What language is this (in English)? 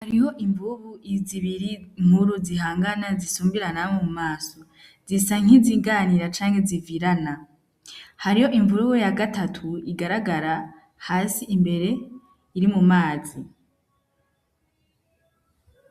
Rundi